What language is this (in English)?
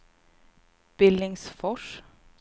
Swedish